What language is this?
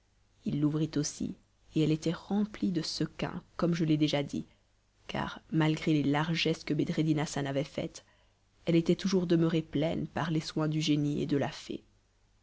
French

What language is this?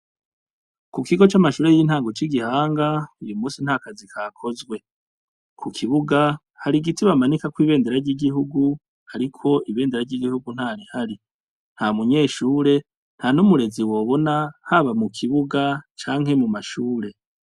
Rundi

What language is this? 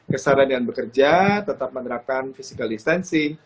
Indonesian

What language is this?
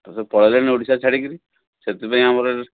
Odia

